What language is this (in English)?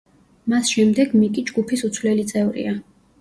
Georgian